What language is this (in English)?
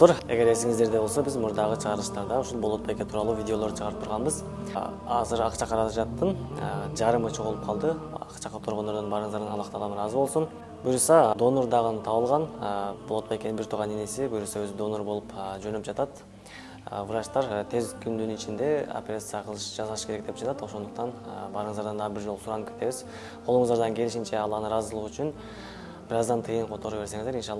Turkish